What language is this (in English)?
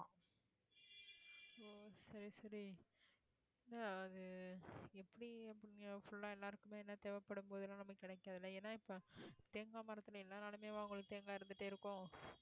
Tamil